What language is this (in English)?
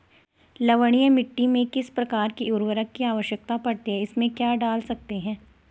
Hindi